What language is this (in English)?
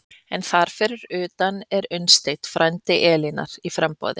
Icelandic